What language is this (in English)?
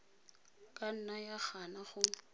Tswana